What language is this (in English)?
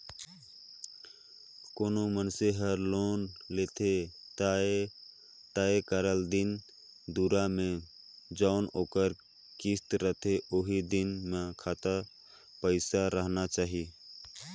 Chhattisgarhi